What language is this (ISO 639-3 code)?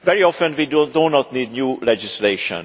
eng